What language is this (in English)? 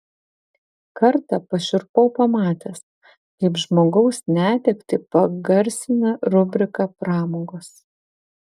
Lithuanian